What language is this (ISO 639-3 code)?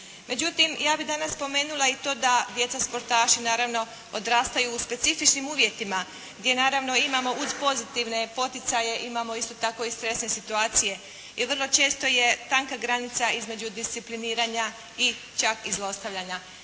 hrv